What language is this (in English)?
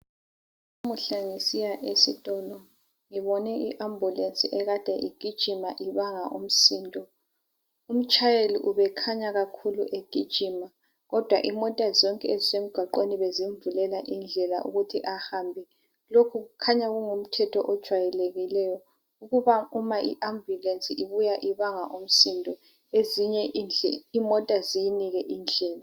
North Ndebele